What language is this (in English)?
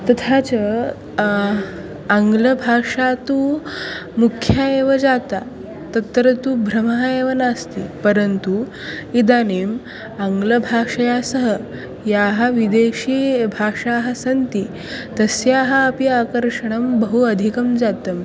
Sanskrit